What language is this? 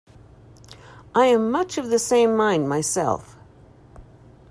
English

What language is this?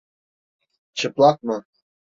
Turkish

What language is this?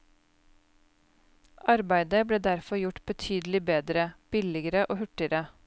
Norwegian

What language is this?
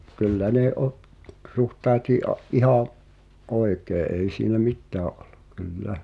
Finnish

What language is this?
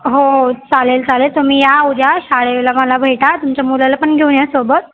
Marathi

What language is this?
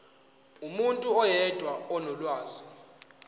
Zulu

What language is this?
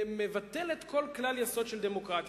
Hebrew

